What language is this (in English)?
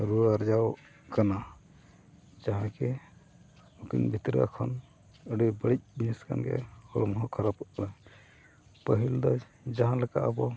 Santali